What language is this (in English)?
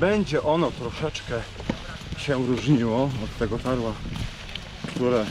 Polish